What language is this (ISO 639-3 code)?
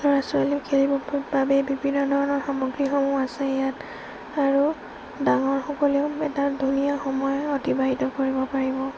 asm